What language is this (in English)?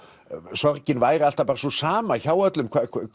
Icelandic